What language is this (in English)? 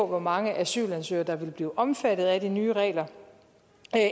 Danish